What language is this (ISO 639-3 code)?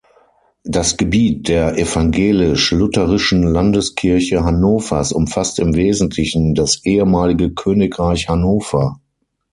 deu